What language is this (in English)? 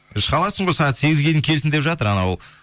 Kazakh